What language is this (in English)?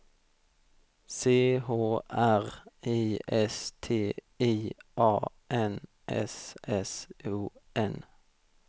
Swedish